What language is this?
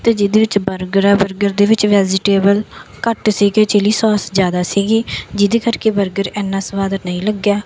Punjabi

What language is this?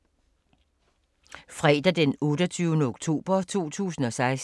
Danish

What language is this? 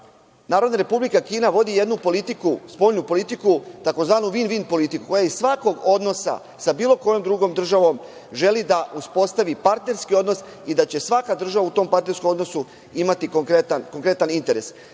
Serbian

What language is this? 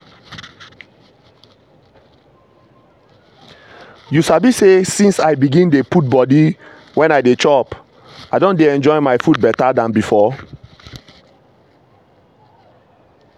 Nigerian Pidgin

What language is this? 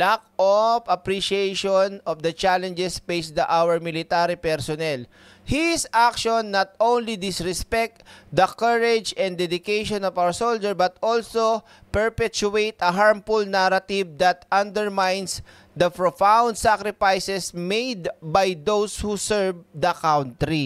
Filipino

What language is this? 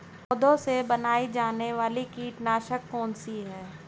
Hindi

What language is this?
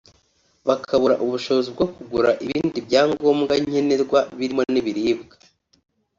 Kinyarwanda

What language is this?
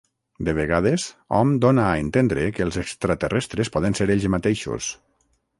Catalan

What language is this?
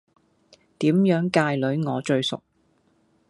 Cantonese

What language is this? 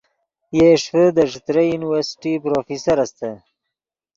Yidgha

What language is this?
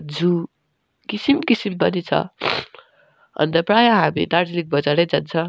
Nepali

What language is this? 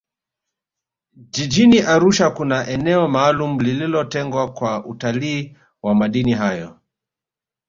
Swahili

